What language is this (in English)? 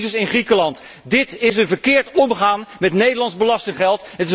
Dutch